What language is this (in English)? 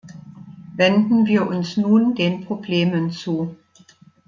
German